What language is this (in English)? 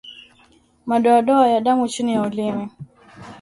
Swahili